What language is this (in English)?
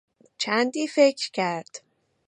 Persian